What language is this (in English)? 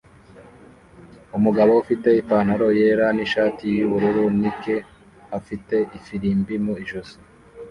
Kinyarwanda